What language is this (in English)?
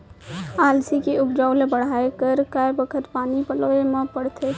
Chhattisgarhi